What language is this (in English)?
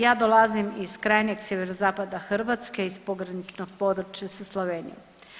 Croatian